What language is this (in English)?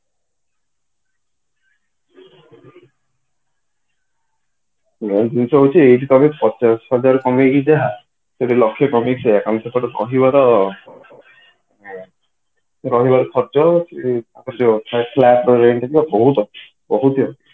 Odia